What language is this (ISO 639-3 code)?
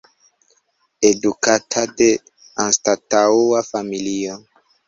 epo